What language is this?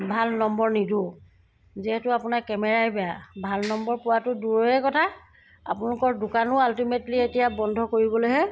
Assamese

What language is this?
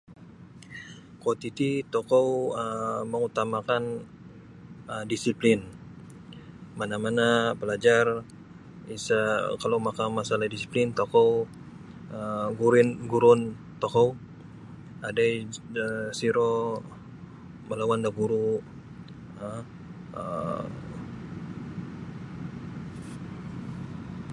Sabah Bisaya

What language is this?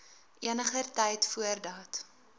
Afrikaans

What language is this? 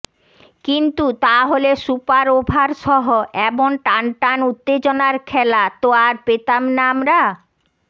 Bangla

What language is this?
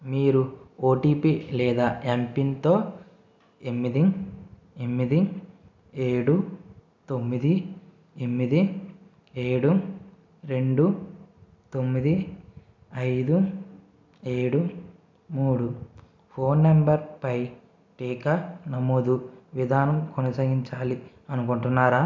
Telugu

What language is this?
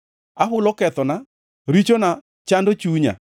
Luo (Kenya and Tanzania)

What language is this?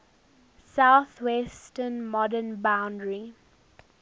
English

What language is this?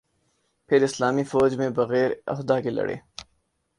Urdu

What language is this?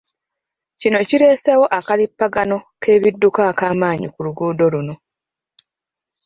Ganda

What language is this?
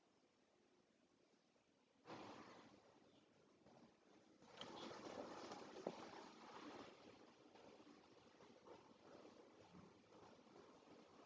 English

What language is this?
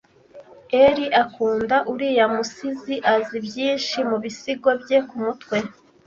Kinyarwanda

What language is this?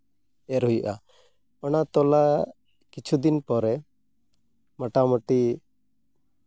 Santali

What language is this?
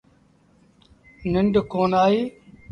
Sindhi Bhil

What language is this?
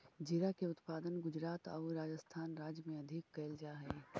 Magahi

